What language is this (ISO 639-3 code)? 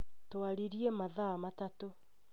kik